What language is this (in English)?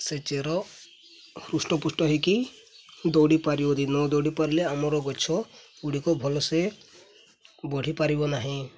Odia